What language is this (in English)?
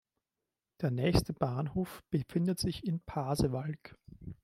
German